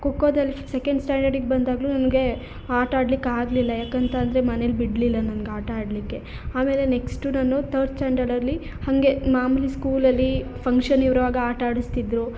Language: Kannada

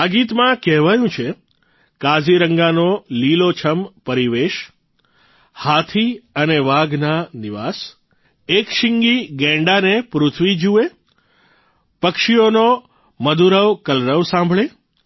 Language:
Gujarati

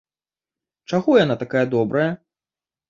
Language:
Belarusian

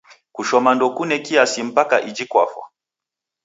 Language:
Taita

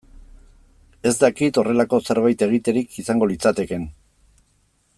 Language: Basque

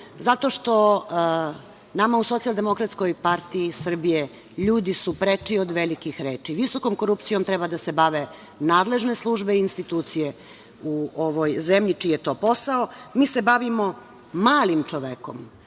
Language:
Serbian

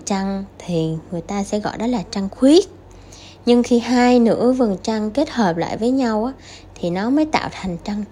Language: Vietnamese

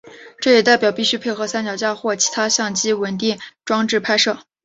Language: Chinese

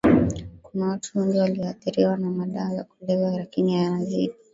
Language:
Swahili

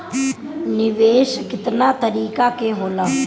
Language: Bhojpuri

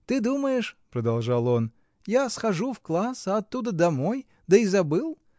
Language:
Russian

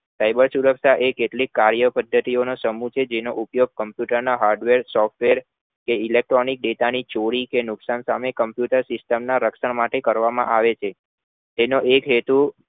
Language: Gujarati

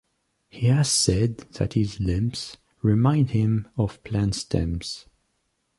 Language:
English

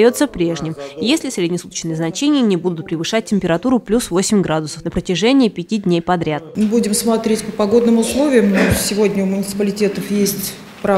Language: Russian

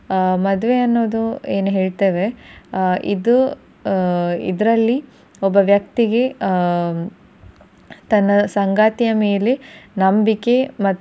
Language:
Kannada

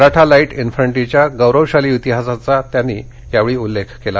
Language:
Marathi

